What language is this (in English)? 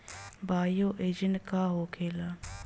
Bhojpuri